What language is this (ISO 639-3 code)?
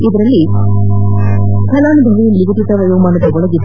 kan